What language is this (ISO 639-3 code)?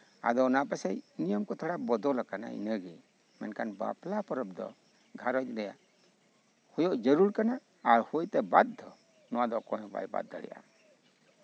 sat